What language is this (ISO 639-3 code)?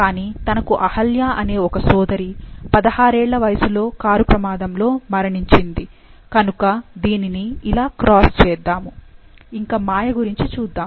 tel